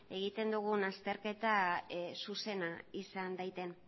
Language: Basque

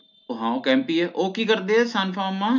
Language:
Punjabi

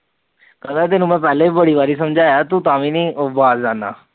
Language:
Punjabi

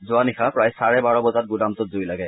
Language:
Assamese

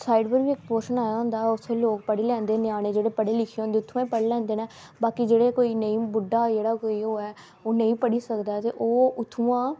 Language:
Dogri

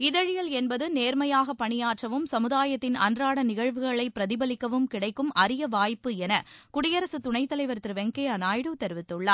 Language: Tamil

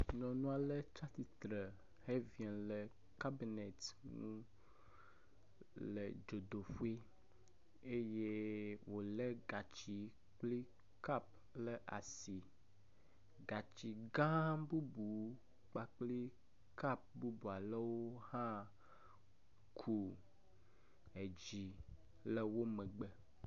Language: Ewe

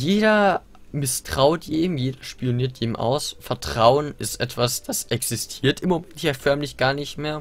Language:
German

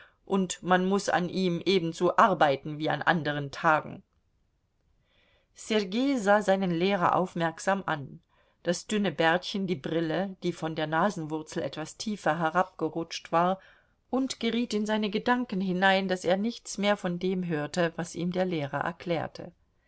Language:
German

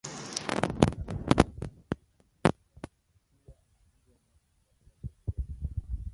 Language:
Swahili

